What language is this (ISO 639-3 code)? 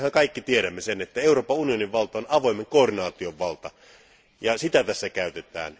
fin